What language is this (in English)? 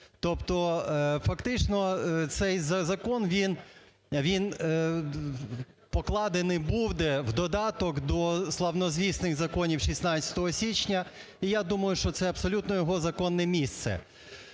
Ukrainian